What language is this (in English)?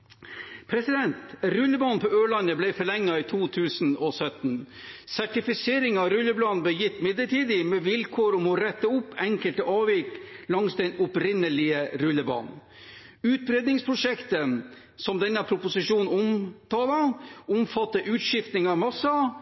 Norwegian Bokmål